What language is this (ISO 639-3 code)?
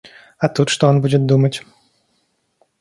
rus